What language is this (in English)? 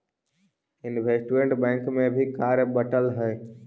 Magahi